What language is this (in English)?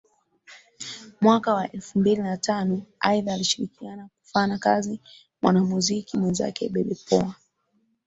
Swahili